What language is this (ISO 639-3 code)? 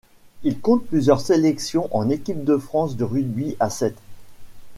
fra